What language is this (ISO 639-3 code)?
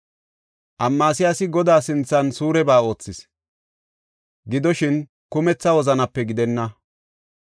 gof